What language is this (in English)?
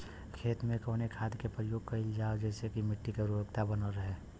Bhojpuri